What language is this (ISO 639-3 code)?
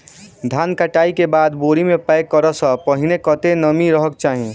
mai